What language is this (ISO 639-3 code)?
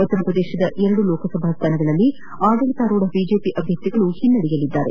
kan